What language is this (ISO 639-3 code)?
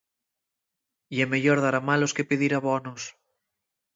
ast